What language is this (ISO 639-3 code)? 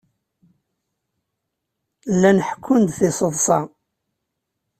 kab